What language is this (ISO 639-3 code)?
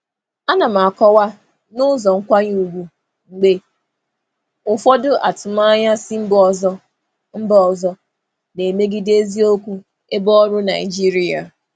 ibo